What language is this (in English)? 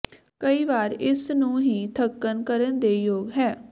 Punjabi